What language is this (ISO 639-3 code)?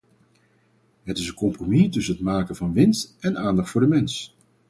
nld